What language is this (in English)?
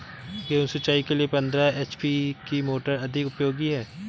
Hindi